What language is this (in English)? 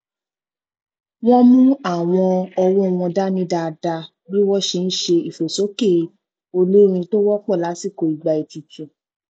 Yoruba